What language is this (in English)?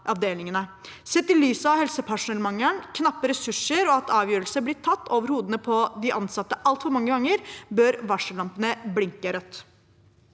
Norwegian